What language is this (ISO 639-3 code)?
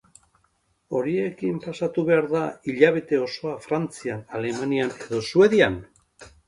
eus